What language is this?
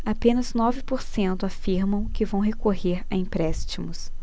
Portuguese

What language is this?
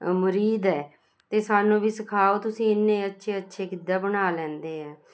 Punjabi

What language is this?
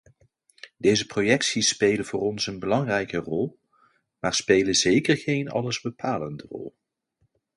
Dutch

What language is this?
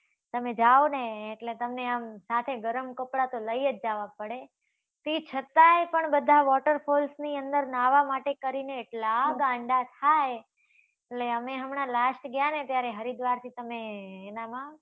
Gujarati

